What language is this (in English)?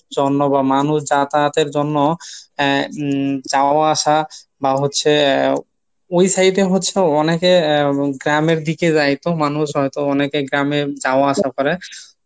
Bangla